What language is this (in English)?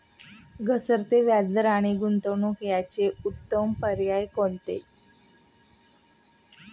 Marathi